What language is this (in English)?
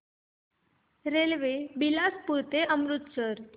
Marathi